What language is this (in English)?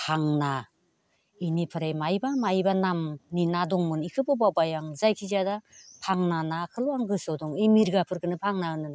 Bodo